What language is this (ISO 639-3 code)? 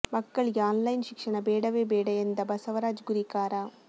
kan